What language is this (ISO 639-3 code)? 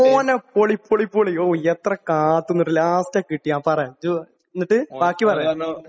mal